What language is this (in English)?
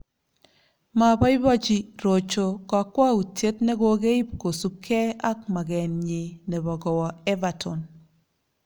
Kalenjin